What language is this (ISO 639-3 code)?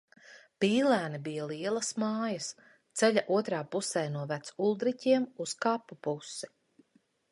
lav